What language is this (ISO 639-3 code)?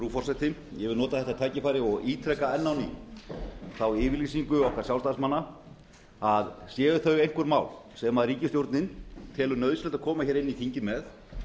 isl